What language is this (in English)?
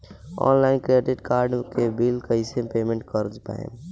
Bhojpuri